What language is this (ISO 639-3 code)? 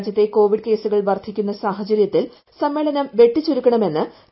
mal